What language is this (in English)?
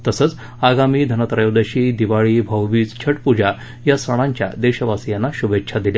Marathi